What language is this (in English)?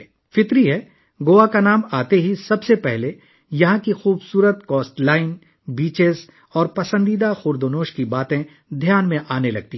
Urdu